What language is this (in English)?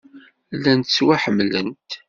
Kabyle